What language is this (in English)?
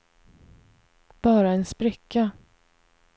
Swedish